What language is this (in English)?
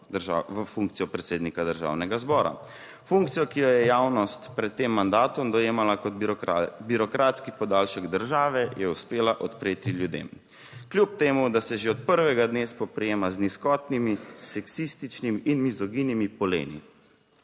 Slovenian